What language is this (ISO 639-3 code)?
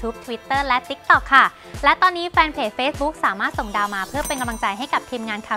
tha